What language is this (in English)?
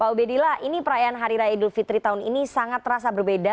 Indonesian